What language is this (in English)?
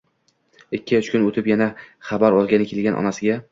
Uzbek